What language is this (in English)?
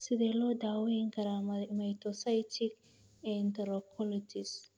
Somali